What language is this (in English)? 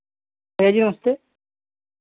Hindi